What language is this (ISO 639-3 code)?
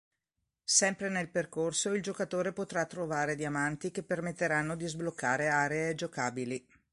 ita